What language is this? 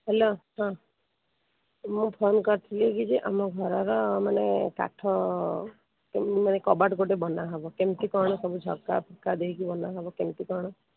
Odia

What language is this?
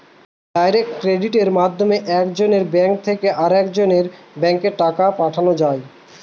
Bangla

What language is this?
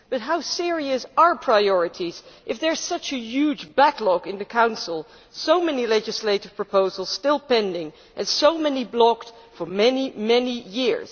English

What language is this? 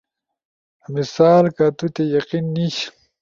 Ushojo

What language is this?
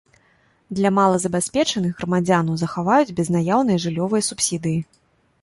Belarusian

